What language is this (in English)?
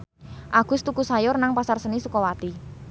Javanese